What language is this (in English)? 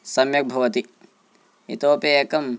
Sanskrit